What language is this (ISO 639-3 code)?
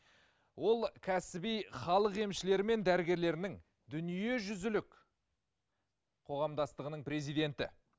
kaz